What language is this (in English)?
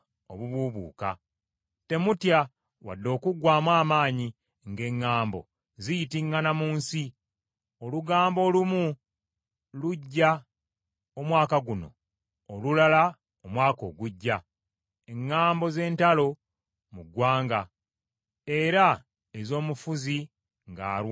Ganda